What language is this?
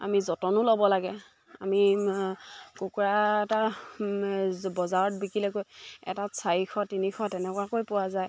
Assamese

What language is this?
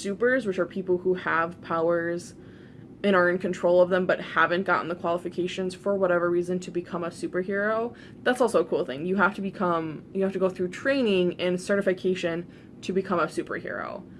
English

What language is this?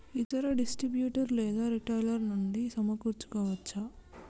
Telugu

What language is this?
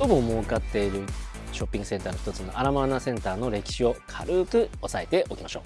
Japanese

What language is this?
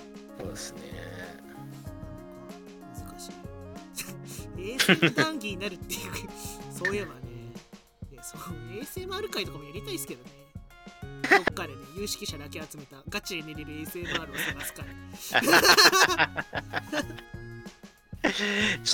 Japanese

